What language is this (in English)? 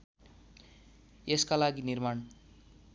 Nepali